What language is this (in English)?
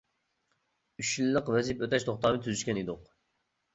Uyghur